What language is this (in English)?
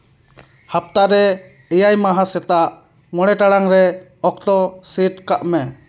Santali